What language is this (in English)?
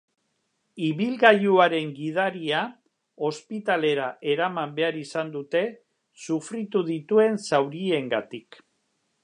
Basque